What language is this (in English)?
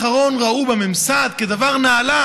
Hebrew